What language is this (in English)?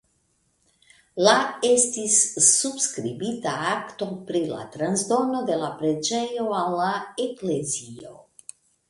Esperanto